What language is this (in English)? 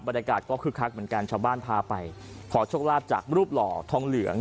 Thai